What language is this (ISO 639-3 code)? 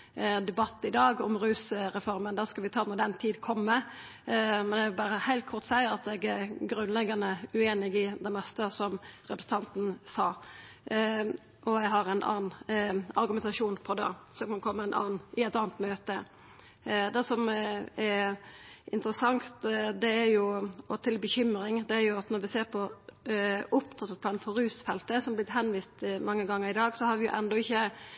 nno